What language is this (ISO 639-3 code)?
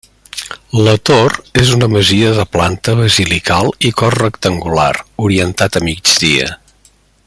cat